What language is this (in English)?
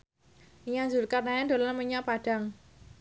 Javanese